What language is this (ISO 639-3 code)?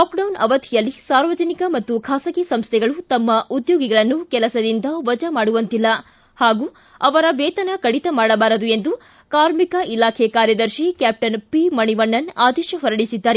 kan